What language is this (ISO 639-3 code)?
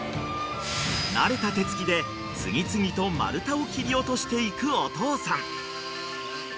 jpn